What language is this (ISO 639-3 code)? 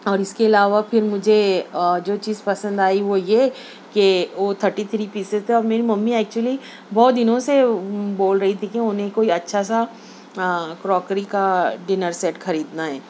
urd